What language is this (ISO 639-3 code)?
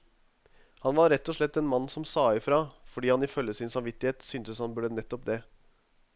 nor